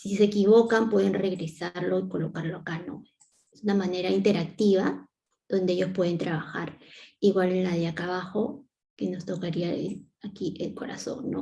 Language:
Spanish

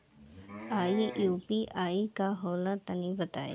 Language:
Bhojpuri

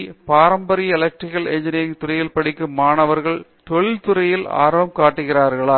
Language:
Tamil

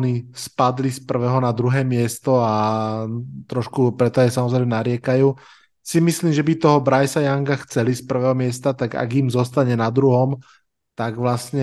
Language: Slovak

